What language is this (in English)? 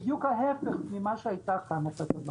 Hebrew